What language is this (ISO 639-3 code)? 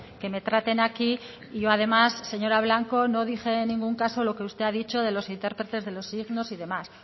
spa